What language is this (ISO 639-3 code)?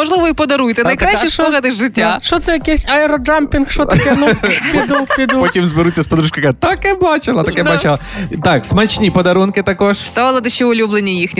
ukr